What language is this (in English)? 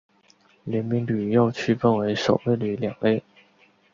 Chinese